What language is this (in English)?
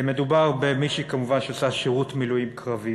Hebrew